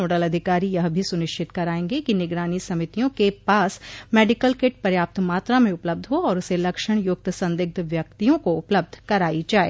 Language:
Hindi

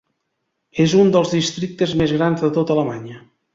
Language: Catalan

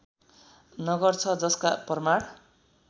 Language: Nepali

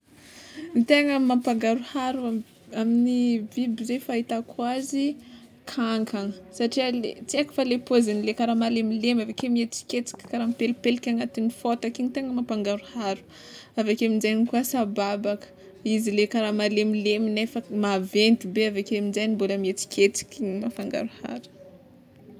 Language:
Tsimihety Malagasy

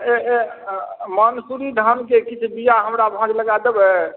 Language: Maithili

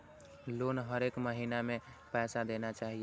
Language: Maithili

